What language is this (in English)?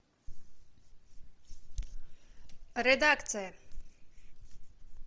Russian